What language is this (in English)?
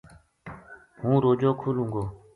Gujari